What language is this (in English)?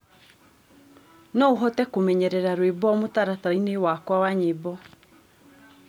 Kikuyu